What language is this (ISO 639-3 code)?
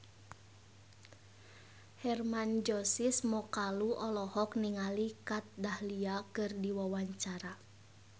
sun